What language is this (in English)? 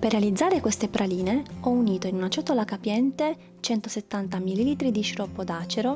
Italian